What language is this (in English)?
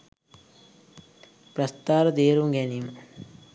Sinhala